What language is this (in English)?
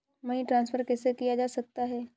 Hindi